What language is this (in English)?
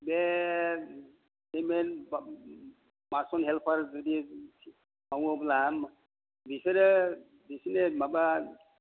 Bodo